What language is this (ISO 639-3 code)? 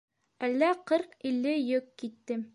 bak